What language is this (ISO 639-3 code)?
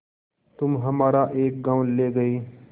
hin